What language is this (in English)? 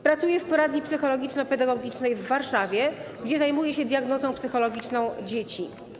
Polish